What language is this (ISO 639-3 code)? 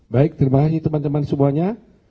ind